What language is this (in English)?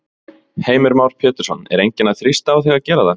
Icelandic